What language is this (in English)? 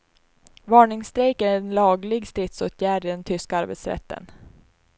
Swedish